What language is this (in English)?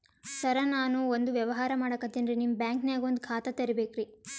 Kannada